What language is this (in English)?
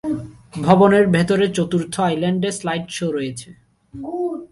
Bangla